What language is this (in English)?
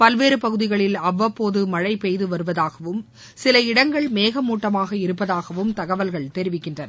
Tamil